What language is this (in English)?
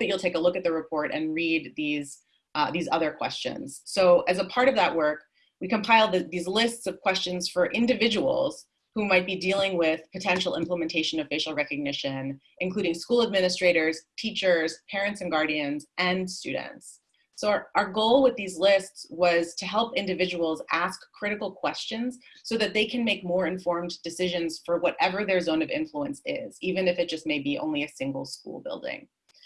English